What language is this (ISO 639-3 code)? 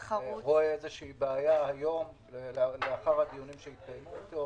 heb